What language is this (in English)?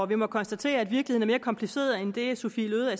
Danish